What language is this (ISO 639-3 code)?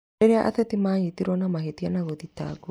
kik